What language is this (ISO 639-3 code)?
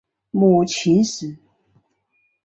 zho